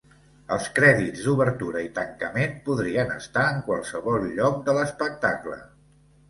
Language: Catalan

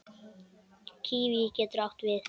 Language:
Icelandic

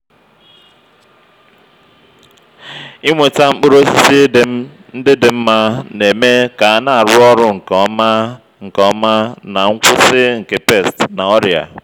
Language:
Igbo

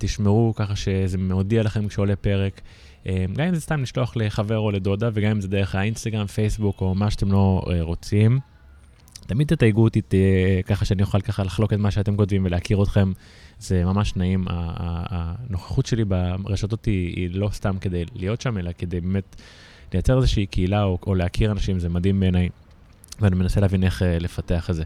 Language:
Hebrew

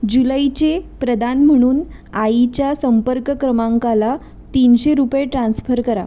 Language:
Marathi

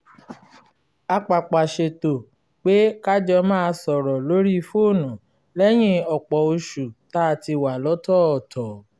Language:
Yoruba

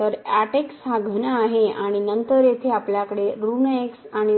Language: Marathi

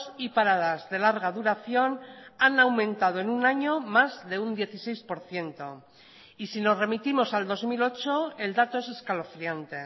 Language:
Spanish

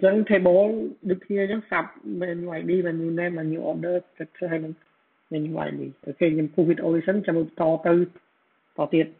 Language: Thai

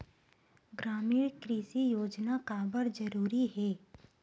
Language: Chhattisgarhi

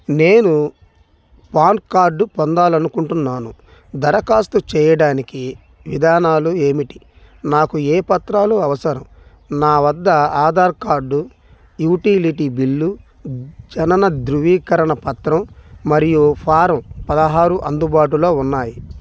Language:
Telugu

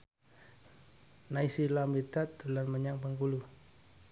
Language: Javanese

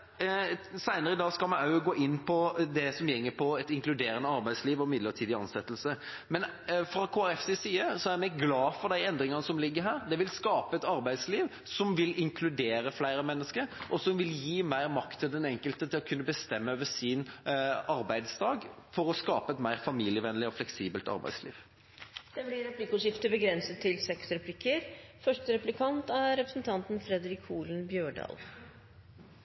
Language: Norwegian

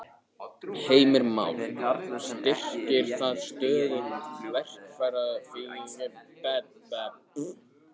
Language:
Icelandic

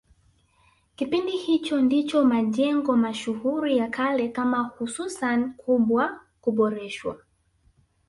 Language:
Swahili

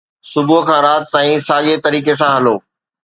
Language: Sindhi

